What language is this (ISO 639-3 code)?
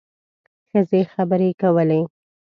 pus